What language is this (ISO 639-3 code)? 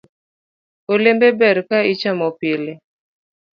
luo